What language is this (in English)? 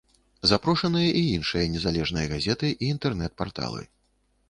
Belarusian